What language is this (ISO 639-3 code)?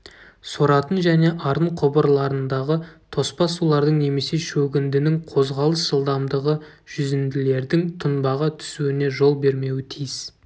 kaz